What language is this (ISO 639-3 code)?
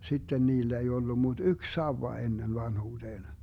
fin